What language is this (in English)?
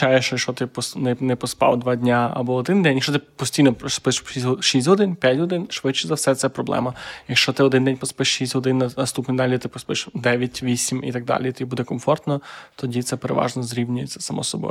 Ukrainian